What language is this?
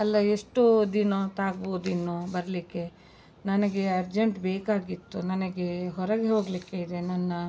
Kannada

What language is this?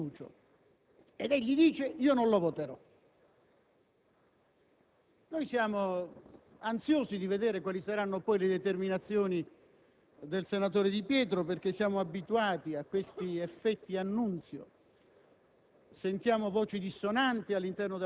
Italian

